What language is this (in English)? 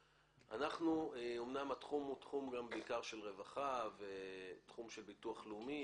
Hebrew